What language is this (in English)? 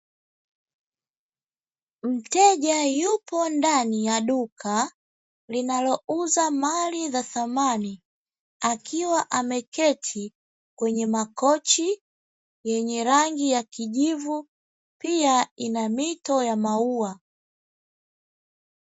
Swahili